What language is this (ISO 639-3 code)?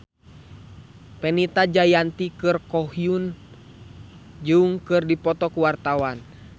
sun